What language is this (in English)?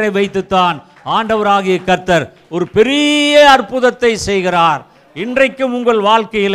Tamil